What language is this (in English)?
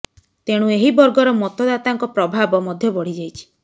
Odia